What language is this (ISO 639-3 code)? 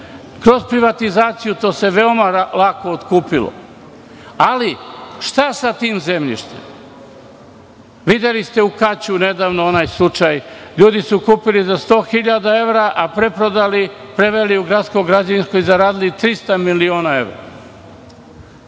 srp